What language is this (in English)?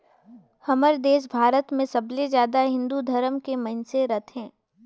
Chhattisgarhi